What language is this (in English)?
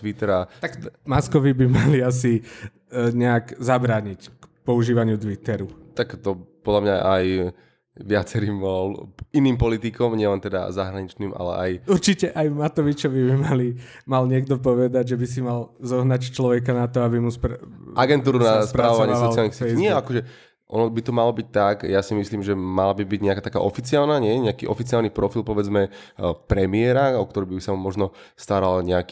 Slovak